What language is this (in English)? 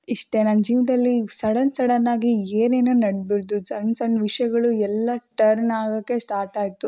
Kannada